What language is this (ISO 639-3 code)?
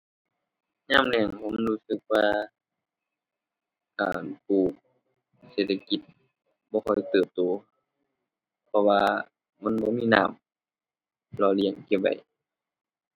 tha